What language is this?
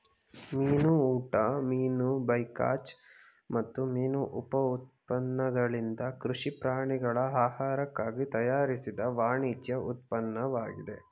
Kannada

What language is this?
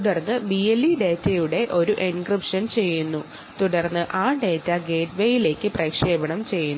Malayalam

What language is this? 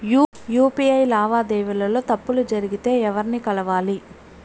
Telugu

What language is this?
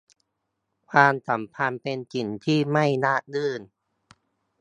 Thai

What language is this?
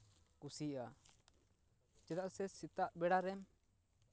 Santali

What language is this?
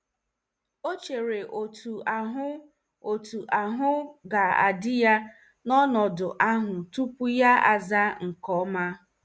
Igbo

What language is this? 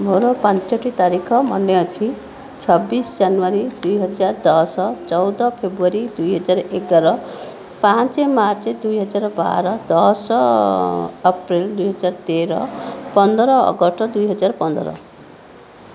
Odia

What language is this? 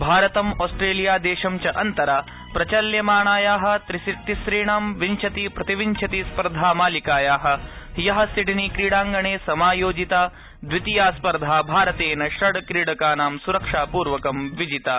Sanskrit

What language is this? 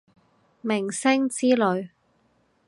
Cantonese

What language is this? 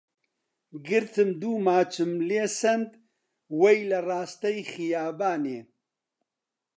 Central Kurdish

